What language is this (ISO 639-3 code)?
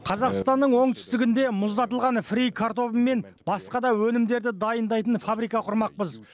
kaz